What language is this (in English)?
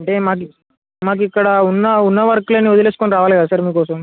Telugu